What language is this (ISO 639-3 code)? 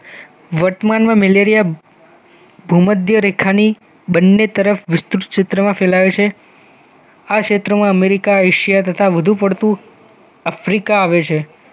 guj